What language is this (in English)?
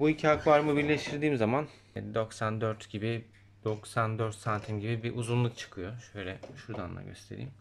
Turkish